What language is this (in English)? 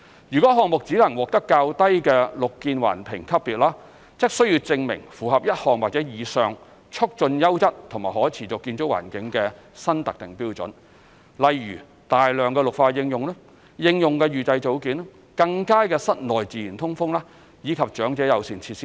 Cantonese